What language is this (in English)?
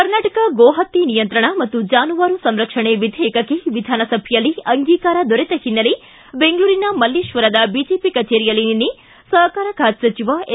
Kannada